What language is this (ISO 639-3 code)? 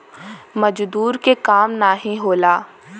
bho